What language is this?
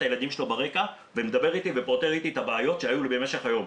Hebrew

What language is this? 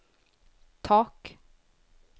Swedish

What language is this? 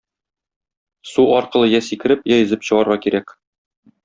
Tatar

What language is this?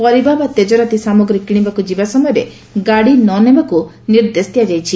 Odia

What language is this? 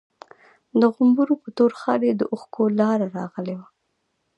Pashto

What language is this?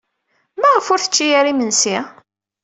Kabyle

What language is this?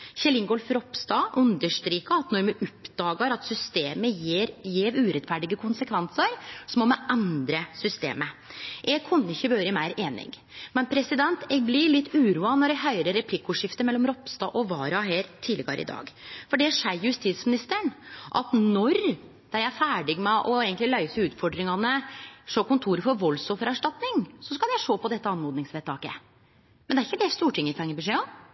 Norwegian Nynorsk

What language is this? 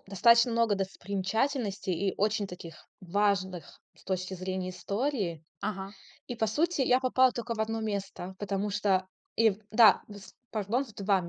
Russian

